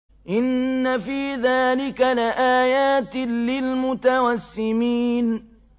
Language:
Arabic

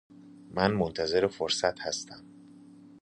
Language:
Persian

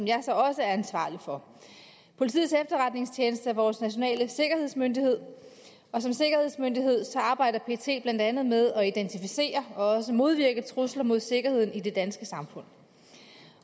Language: Danish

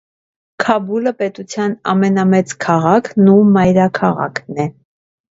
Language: Armenian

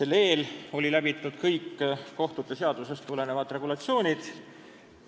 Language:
Estonian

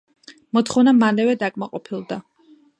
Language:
Georgian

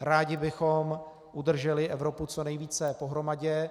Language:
Czech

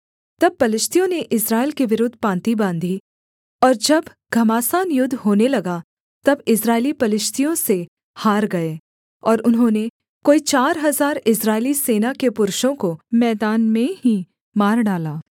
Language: Hindi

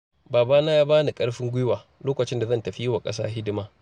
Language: Hausa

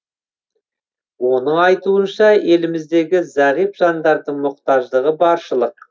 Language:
Kazakh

